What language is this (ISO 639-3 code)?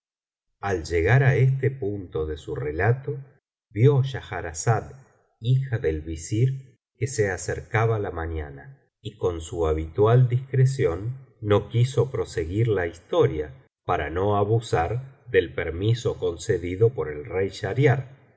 spa